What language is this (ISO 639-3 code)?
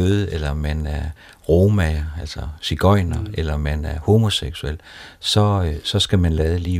dan